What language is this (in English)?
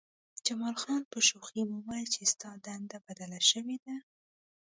Pashto